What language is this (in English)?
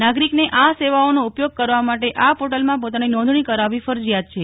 Gujarati